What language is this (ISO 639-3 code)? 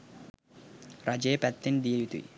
sin